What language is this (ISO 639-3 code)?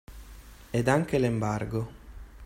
ita